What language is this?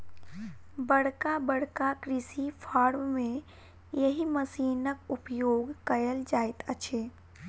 Maithili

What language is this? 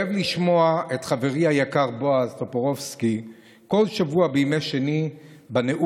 Hebrew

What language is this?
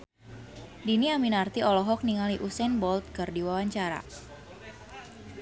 Sundanese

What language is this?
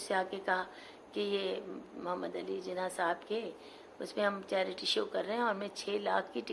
Urdu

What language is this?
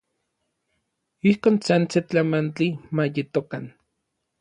Orizaba Nahuatl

